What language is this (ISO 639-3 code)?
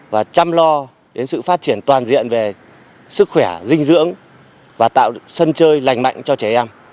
vie